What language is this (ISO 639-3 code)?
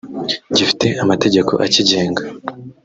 kin